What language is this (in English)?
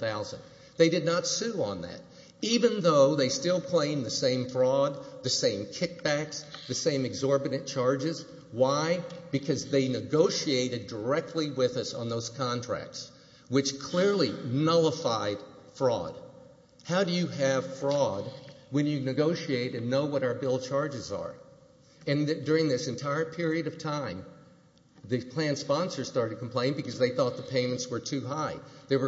English